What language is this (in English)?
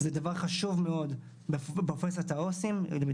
Hebrew